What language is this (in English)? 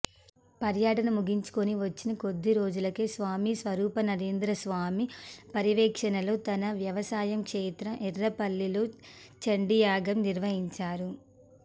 Telugu